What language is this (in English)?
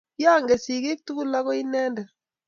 Kalenjin